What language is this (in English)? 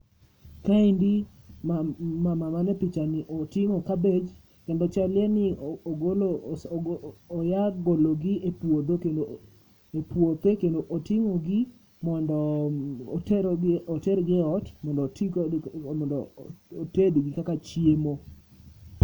Luo (Kenya and Tanzania)